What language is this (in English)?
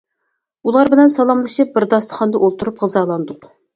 Uyghur